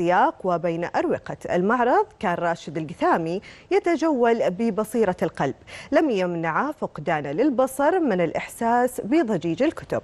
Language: Arabic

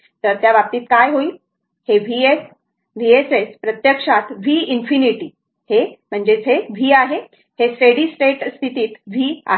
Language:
Marathi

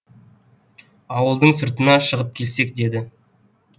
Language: Kazakh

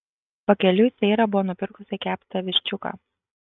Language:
Lithuanian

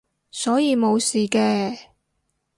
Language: Cantonese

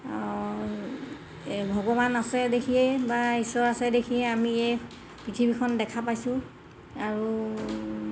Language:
Assamese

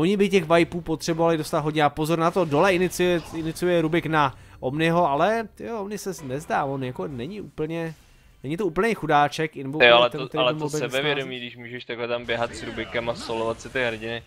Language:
Czech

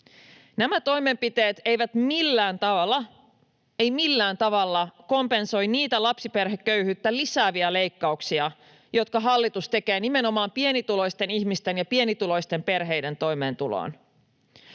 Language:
Finnish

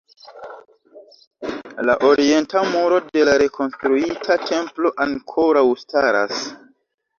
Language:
Esperanto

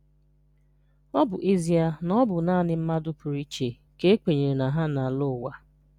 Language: Igbo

